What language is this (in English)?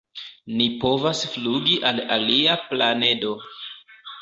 Esperanto